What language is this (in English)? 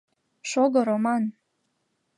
Mari